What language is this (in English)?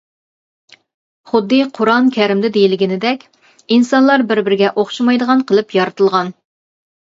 Uyghur